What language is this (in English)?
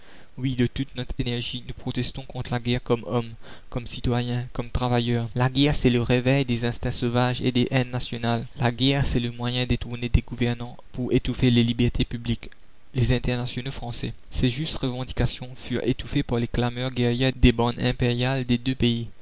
French